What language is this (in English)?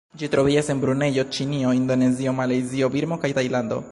Esperanto